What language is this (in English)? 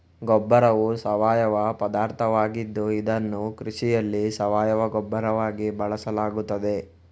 Kannada